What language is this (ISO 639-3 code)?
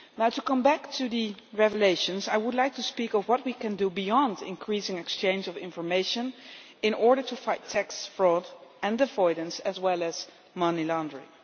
eng